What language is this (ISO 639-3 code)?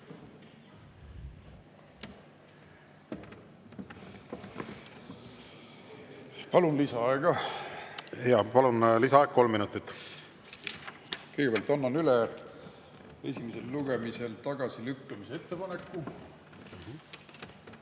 est